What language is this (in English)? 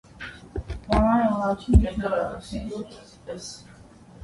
Armenian